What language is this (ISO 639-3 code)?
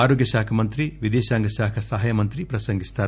tel